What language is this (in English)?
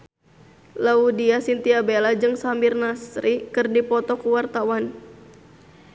Sundanese